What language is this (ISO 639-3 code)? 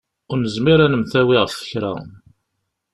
kab